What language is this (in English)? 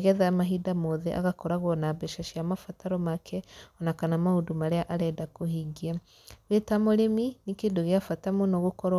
Kikuyu